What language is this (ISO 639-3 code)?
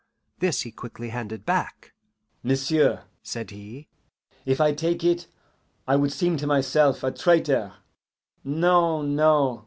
eng